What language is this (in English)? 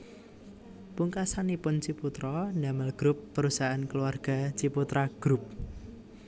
Javanese